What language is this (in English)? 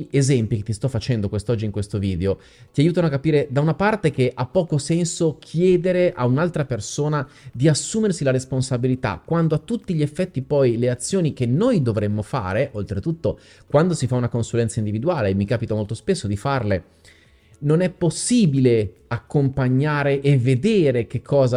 Italian